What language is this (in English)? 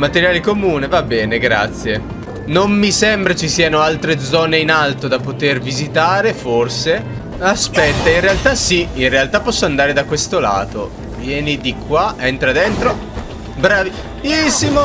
Italian